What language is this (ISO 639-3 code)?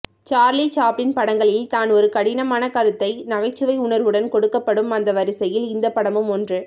tam